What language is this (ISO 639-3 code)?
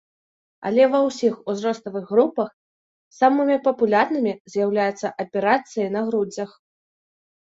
bel